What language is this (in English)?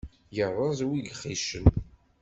Kabyle